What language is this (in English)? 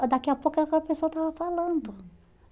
Portuguese